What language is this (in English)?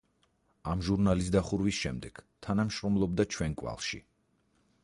Georgian